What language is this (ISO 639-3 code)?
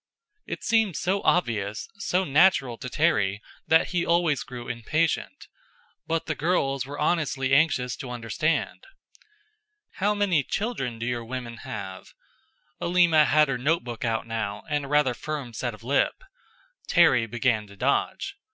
eng